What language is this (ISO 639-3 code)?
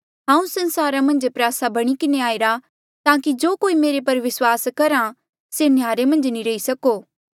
mjl